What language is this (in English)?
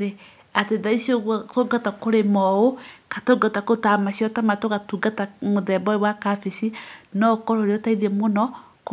Kikuyu